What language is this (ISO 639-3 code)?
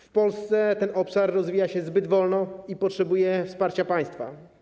pol